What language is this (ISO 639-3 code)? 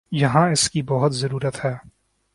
urd